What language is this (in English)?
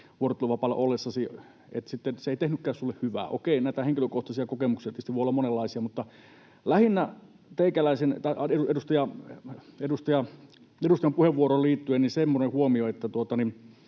Finnish